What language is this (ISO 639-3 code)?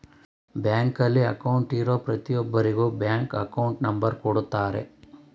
kan